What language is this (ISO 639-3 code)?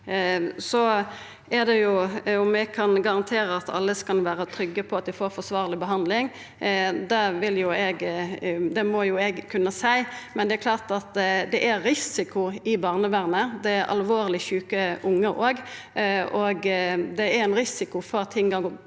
nor